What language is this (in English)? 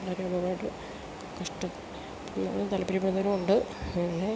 Malayalam